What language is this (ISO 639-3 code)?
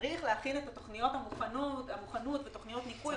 heb